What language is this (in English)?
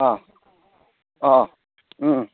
Manipuri